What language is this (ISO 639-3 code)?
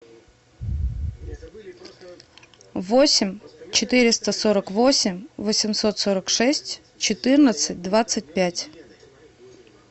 rus